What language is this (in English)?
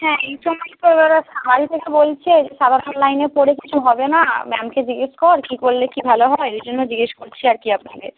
Bangla